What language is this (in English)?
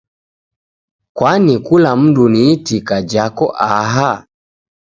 Taita